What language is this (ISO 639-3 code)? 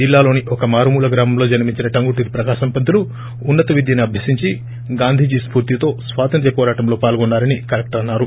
tel